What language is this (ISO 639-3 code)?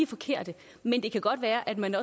dan